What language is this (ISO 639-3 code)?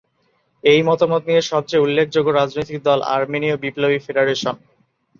ben